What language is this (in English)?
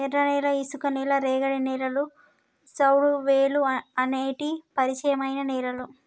Telugu